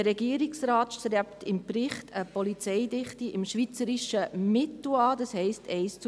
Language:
Swiss German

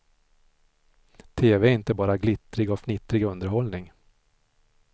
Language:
Swedish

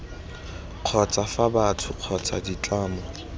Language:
Tswana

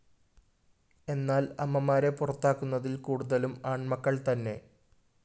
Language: Malayalam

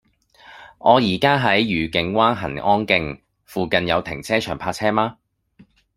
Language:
Cantonese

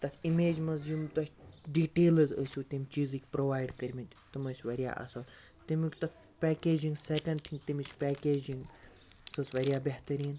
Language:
Kashmiri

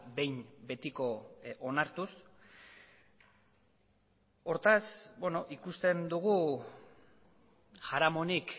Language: Basque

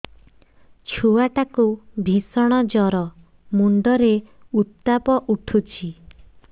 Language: Odia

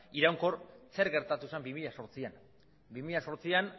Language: Basque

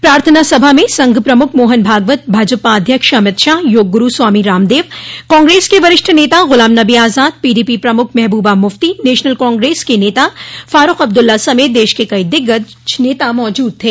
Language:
Hindi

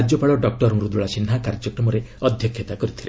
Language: Odia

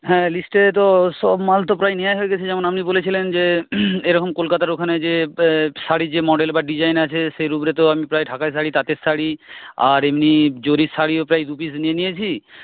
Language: Bangla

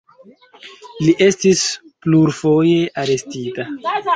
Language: Esperanto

